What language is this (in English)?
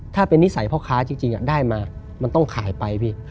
Thai